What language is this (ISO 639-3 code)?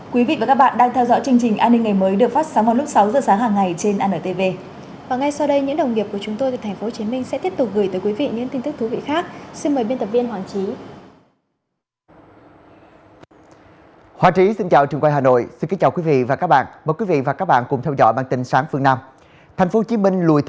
vie